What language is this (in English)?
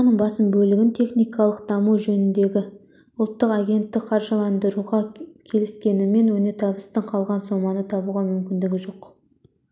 Kazakh